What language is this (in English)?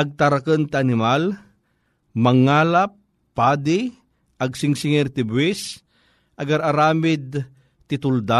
Filipino